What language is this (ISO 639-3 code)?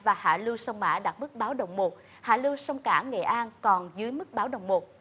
vie